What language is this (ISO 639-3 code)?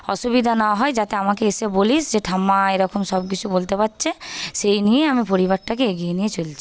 ben